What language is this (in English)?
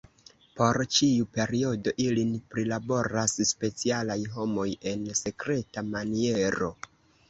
Esperanto